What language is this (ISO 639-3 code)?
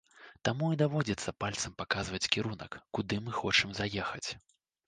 bel